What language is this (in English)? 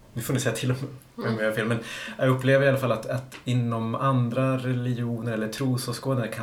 Swedish